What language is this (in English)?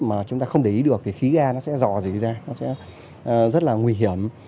Vietnamese